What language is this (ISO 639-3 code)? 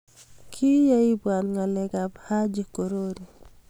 kln